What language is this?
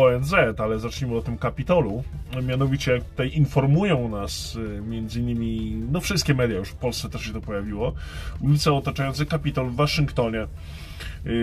Polish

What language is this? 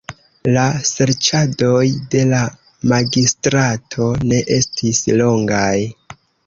Esperanto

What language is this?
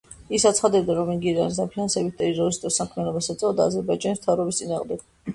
Georgian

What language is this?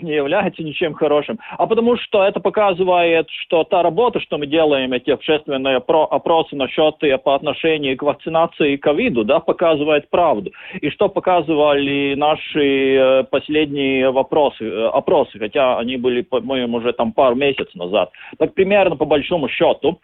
Russian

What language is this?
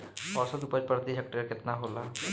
Bhojpuri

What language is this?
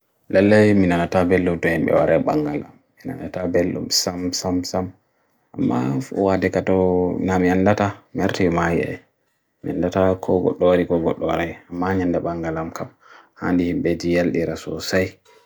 Bagirmi Fulfulde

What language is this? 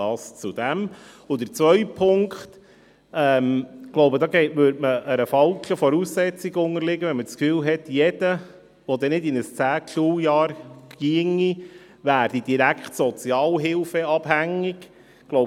Swiss German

